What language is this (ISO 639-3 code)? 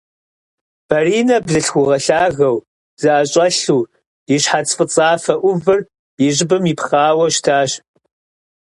kbd